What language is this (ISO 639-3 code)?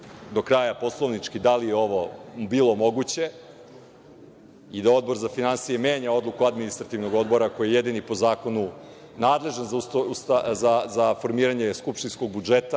srp